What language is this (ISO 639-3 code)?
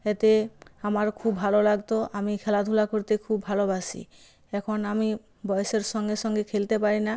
ben